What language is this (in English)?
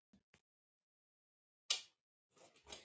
Icelandic